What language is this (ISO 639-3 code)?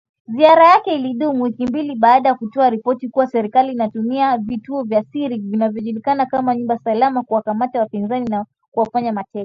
swa